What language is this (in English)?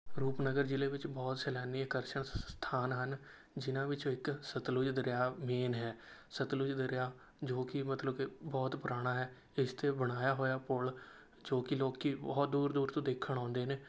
Punjabi